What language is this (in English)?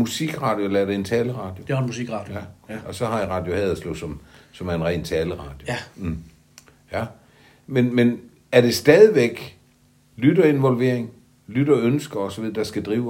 Danish